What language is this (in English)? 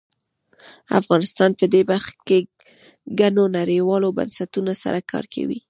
Pashto